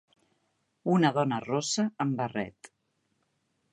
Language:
Catalan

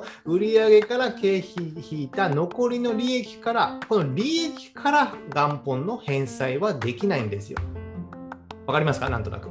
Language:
Japanese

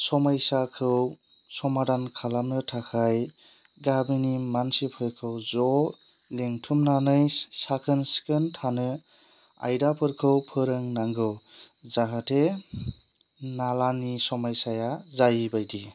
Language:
Bodo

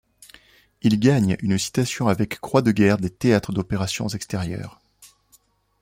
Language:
French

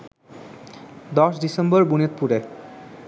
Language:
Bangla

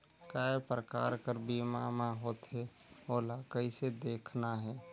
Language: Chhattisgarhi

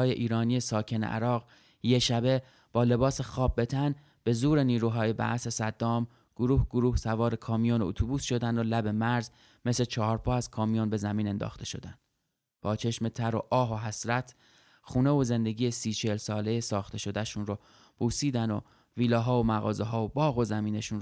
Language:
Persian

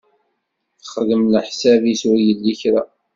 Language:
Kabyle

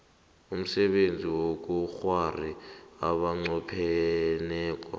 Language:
South Ndebele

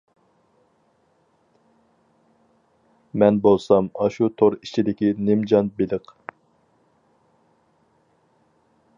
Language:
Uyghur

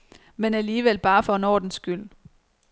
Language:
Danish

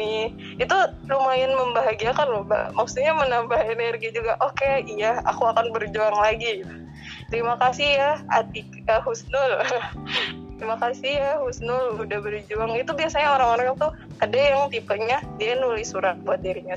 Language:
Indonesian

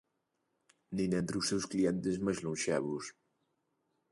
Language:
Galician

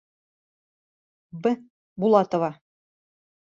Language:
Bashkir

